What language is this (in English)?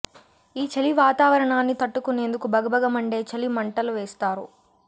Telugu